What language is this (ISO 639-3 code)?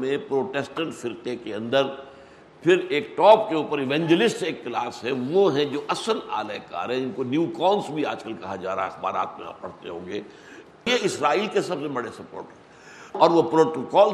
urd